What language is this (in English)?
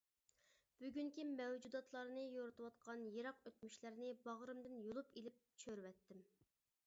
Uyghur